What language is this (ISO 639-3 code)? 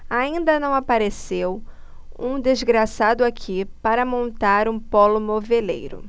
por